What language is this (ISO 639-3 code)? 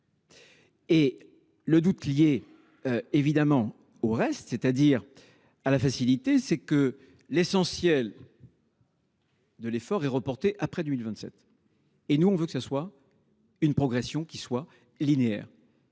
fra